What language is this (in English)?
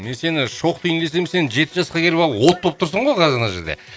Kazakh